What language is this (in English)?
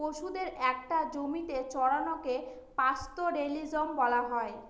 Bangla